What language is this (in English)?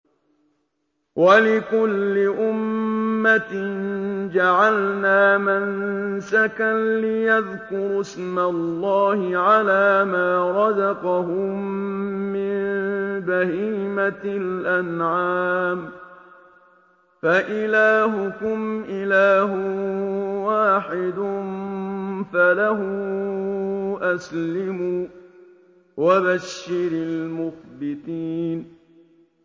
Arabic